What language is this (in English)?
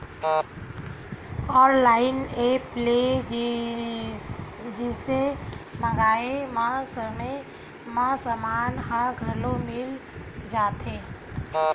Chhattisgarhi